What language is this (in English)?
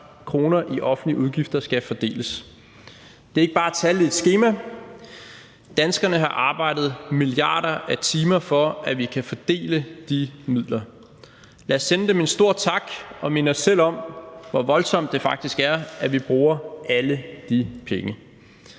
Danish